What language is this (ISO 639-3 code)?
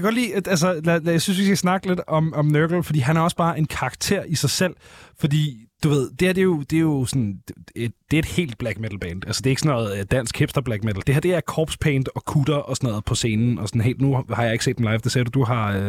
dan